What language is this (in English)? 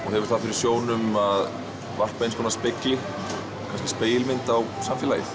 Icelandic